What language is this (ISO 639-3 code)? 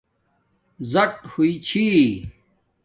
dmk